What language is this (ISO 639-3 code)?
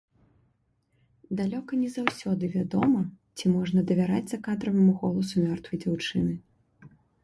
bel